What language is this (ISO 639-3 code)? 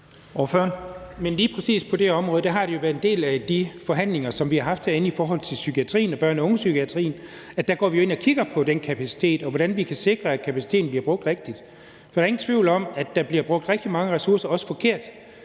dan